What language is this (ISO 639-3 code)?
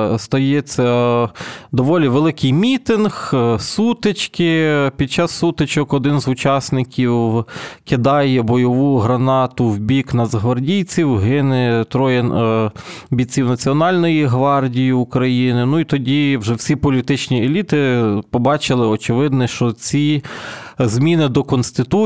ukr